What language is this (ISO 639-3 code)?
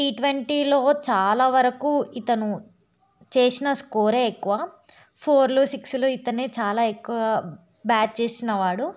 tel